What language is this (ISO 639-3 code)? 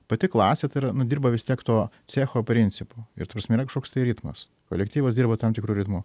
lit